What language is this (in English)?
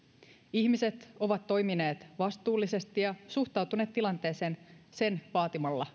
Finnish